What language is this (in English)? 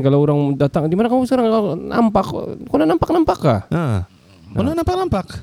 Malay